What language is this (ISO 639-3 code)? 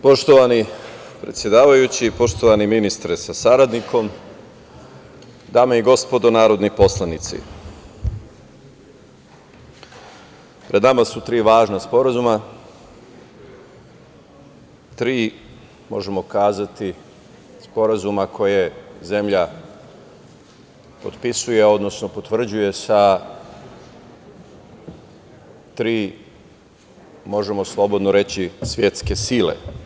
srp